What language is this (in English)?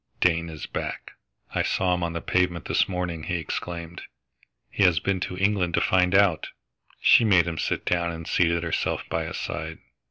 English